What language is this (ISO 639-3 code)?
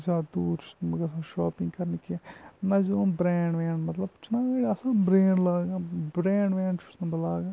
kas